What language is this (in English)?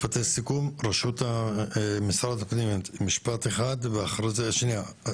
Hebrew